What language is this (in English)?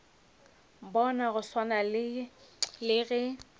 Northern Sotho